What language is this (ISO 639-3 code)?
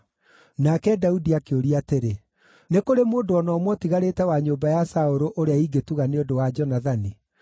kik